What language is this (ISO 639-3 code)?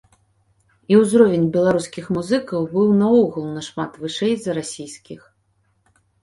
bel